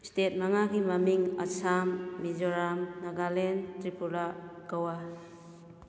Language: Manipuri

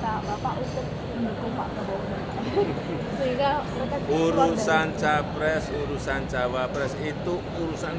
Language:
Indonesian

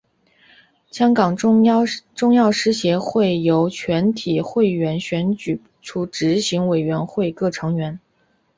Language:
Chinese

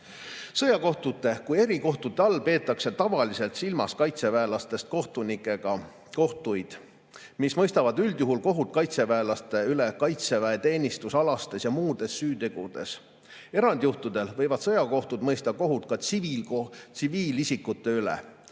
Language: Estonian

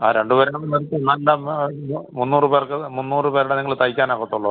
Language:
Malayalam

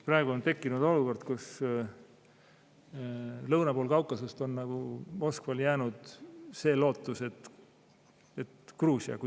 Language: Estonian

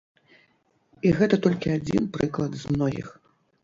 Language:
Belarusian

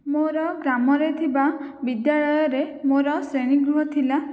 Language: Odia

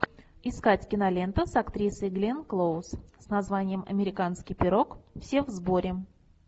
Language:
Russian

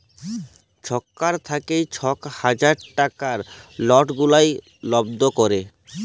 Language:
Bangla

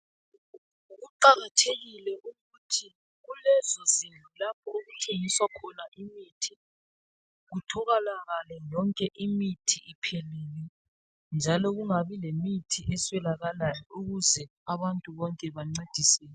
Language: North Ndebele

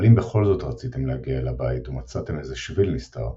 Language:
Hebrew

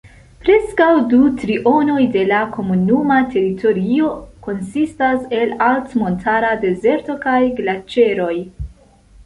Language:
Esperanto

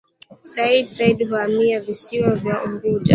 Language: Swahili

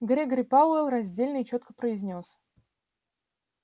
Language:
Russian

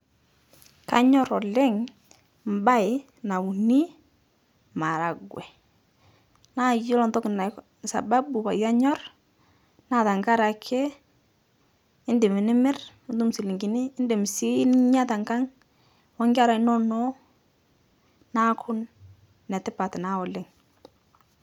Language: Masai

